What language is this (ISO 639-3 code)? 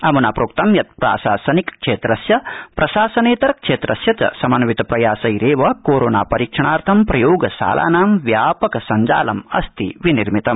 san